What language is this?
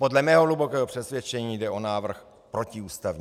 Czech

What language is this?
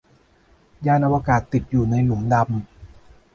Thai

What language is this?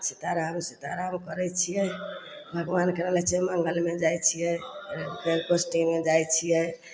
Maithili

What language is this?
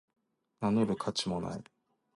Japanese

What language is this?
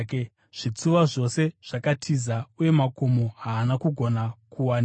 Shona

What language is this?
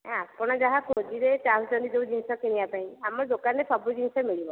Odia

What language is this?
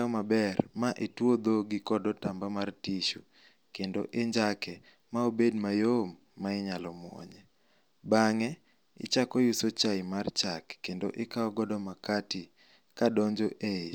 Luo (Kenya and Tanzania)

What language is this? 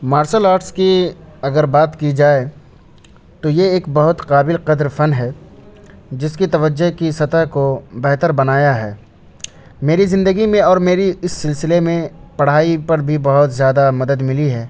Urdu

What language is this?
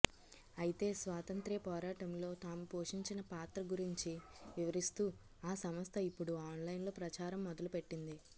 Telugu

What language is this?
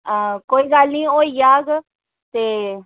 Dogri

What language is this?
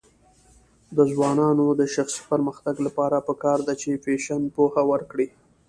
Pashto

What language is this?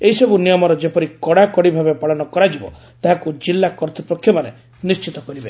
Odia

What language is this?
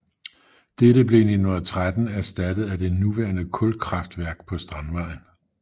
Danish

